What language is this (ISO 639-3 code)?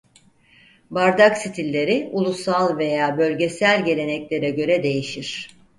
tur